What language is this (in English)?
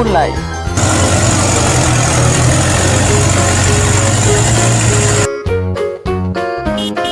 Indonesian